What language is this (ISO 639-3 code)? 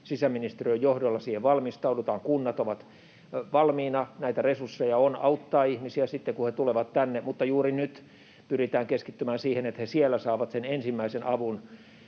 fin